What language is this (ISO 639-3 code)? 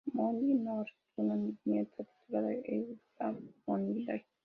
spa